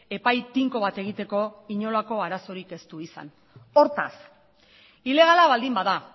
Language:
Basque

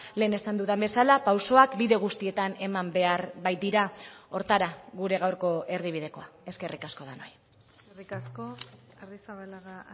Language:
Basque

